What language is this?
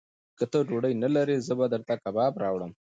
Pashto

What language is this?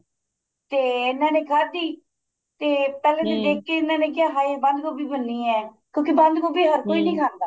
Punjabi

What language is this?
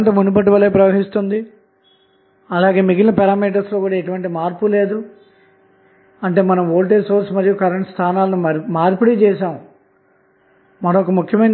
Telugu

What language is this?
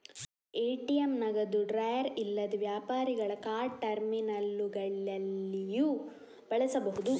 Kannada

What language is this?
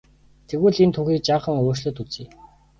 Mongolian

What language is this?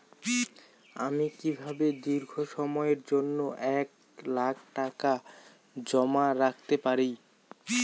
Bangla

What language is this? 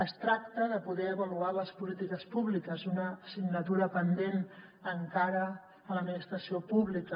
Catalan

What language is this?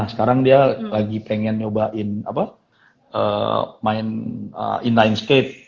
Indonesian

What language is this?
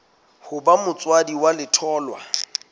Southern Sotho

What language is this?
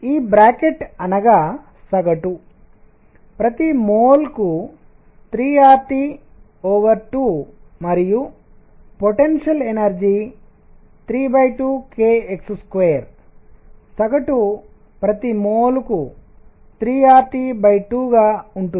Telugu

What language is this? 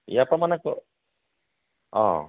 Assamese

